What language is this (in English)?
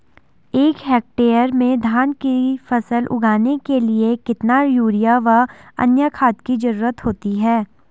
Hindi